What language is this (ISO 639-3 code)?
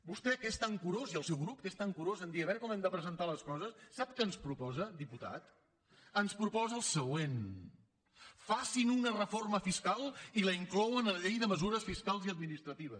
cat